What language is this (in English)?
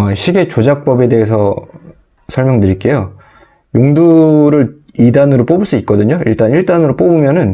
Korean